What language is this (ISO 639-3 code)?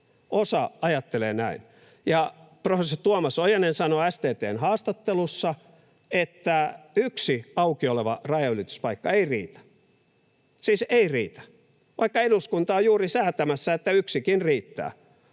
fin